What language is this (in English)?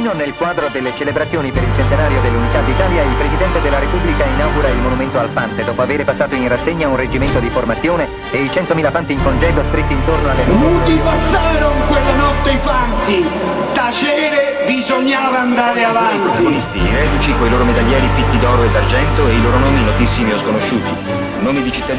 Italian